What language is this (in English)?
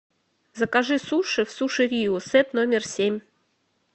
Russian